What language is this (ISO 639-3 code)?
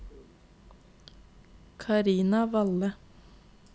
nor